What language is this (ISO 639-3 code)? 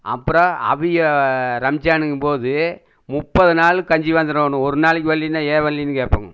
tam